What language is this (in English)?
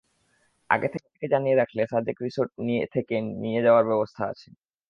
Bangla